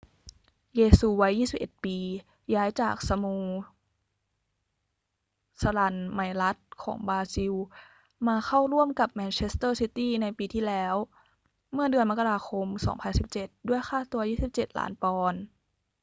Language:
Thai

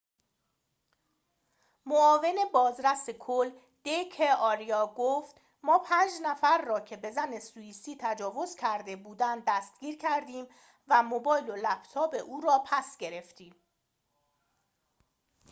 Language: Persian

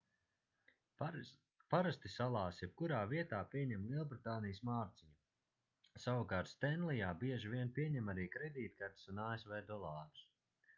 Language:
Latvian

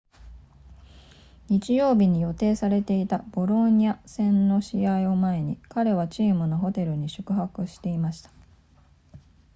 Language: Japanese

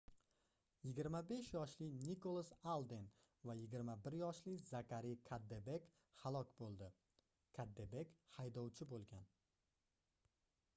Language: Uzbek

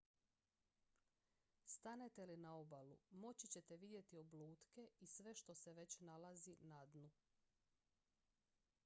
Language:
Croatian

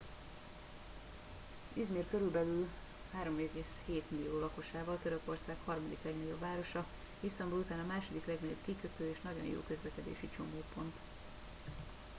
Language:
Hungarian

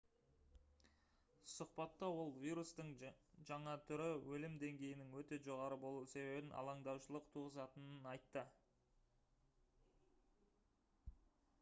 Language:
Kazakh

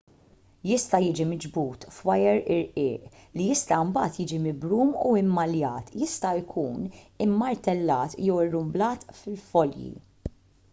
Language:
Maltese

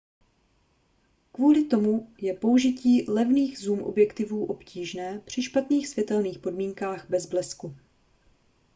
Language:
Czech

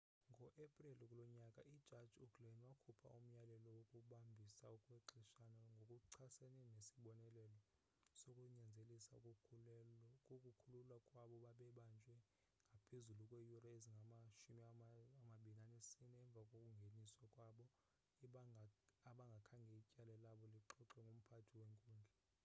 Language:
Xhosa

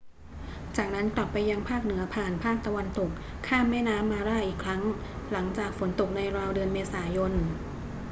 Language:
Thai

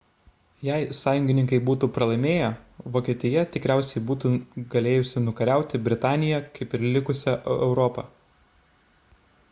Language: Lithuanian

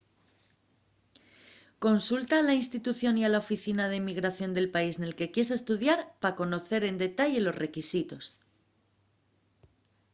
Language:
Asturian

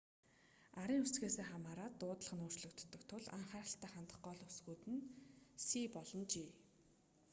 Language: Mongolian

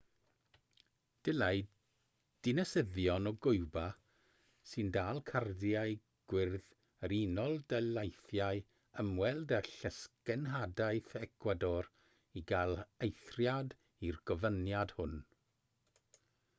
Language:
Welsh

